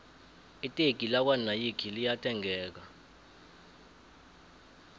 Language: South Ndebele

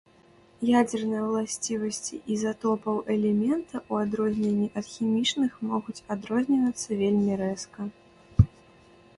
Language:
Belarusian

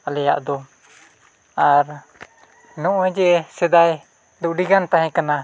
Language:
Santali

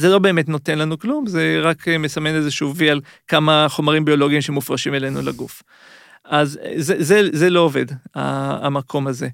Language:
Hebrew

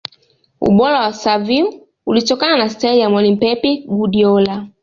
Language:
Swahili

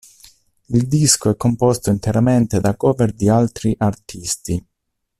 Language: Italian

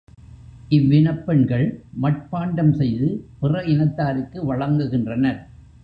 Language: Tamil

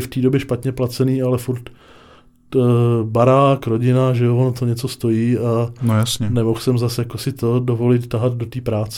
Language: Czech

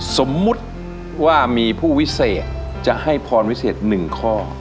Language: Thai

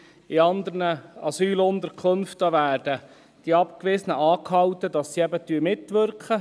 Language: Swiss German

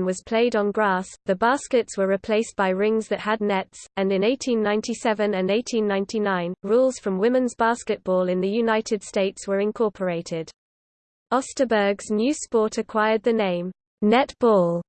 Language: English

